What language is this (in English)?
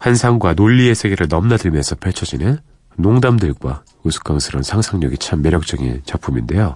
Korean